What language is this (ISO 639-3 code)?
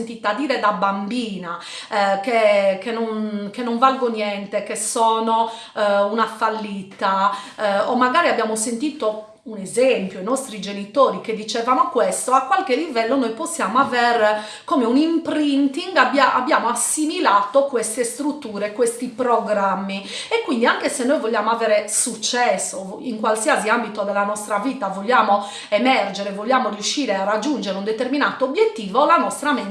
ita